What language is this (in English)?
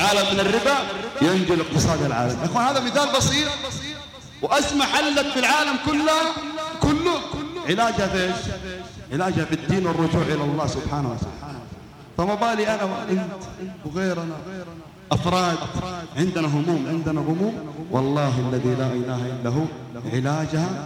Arabic